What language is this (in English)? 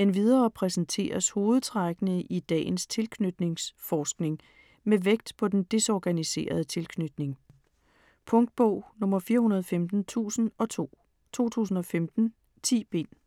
Danish